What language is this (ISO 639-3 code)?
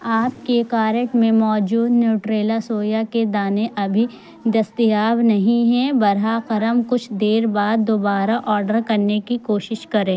urd